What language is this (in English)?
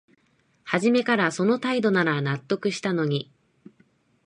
Japanese